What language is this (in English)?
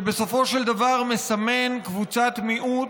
Hebrew